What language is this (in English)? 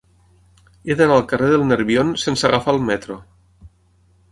Catalan